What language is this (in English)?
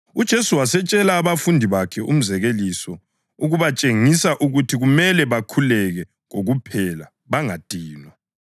North Ndebele